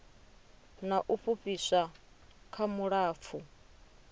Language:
Venda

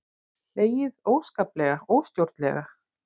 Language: Icelandic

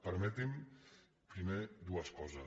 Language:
Catalan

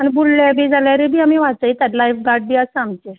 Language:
Konkani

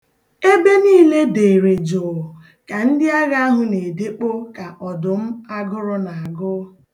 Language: Igbo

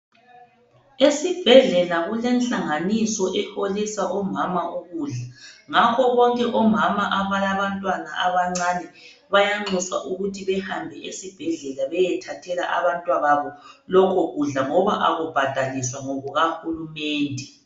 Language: North Ndebele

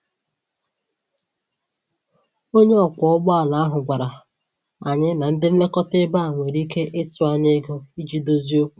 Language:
Igbo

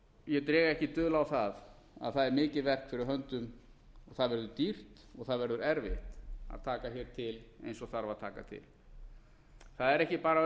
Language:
Icelandic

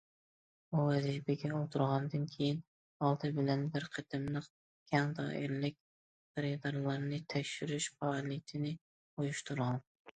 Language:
Uyghur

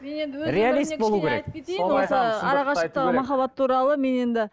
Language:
Kazakh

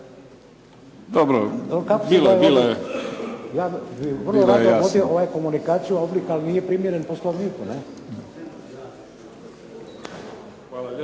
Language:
Croatian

